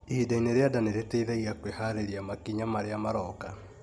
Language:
Kikuyu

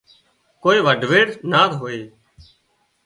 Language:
Wadiyara Koli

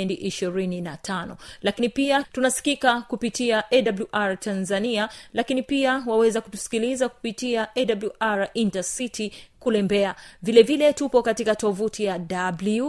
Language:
Swahili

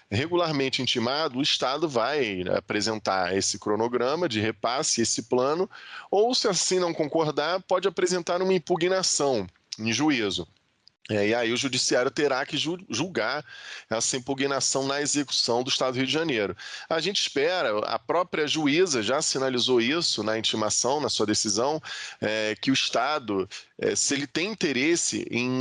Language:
Portuguese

